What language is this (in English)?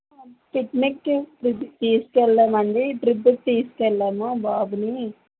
Telugu